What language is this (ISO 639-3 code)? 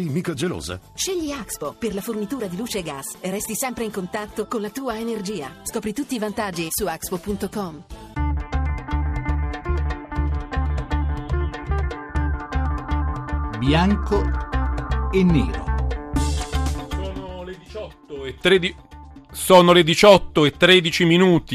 ita